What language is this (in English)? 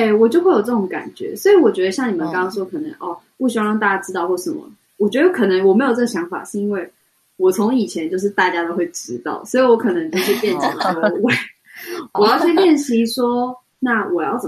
Chinese